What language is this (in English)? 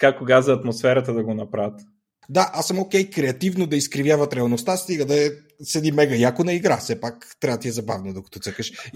Bulgarian